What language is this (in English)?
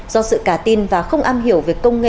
Vietnamese